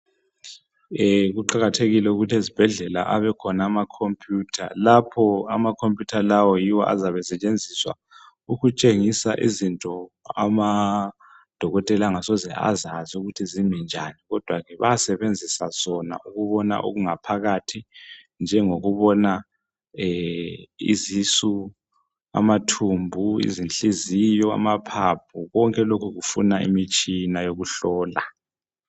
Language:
North Ndebele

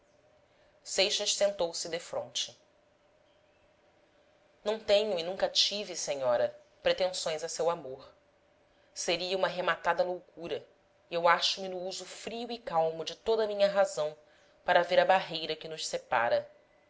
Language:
Portuguese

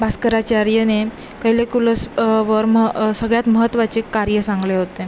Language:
Marathi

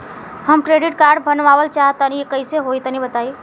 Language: Bhojpuri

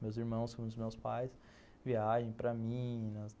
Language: Portuguese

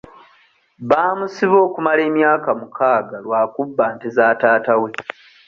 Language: Ganda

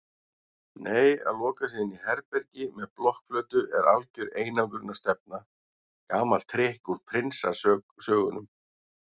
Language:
Icelandic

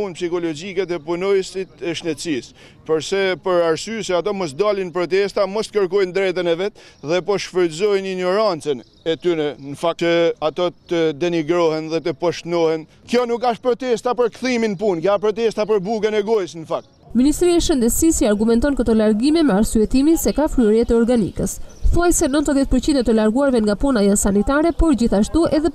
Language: Romanian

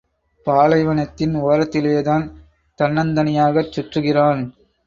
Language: Tamil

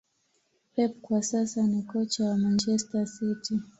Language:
Swahili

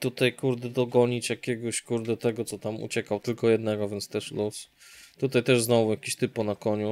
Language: Polish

